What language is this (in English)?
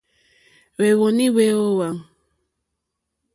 Mokpwe